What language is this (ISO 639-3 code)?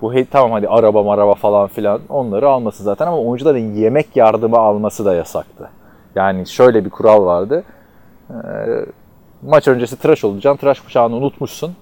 tur